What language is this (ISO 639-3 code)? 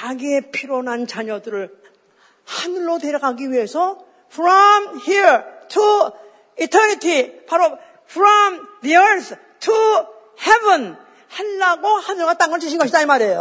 kor